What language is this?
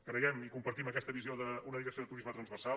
Catalan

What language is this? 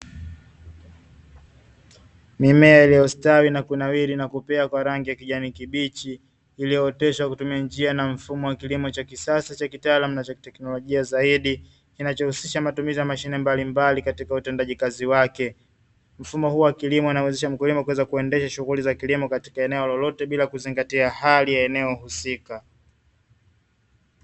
Swahili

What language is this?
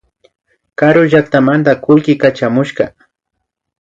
Imbabura Highland Quichua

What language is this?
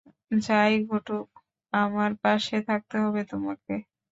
Bangla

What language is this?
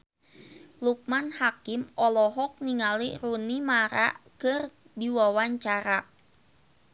Sundanese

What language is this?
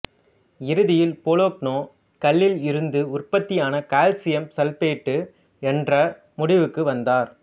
Tamil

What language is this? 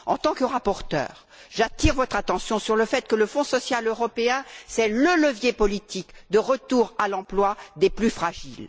French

